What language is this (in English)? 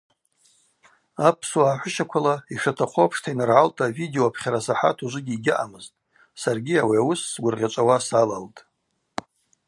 Abaza